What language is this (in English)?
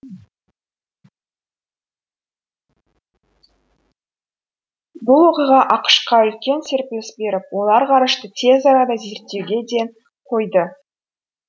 Kazakh